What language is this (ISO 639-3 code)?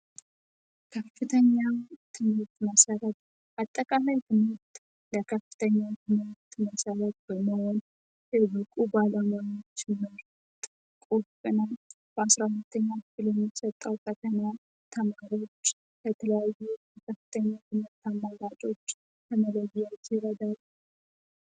amh